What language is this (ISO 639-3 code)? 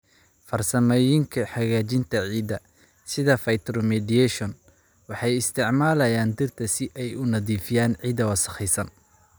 som